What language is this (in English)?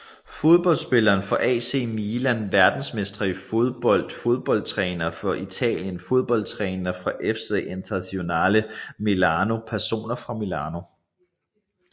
Danish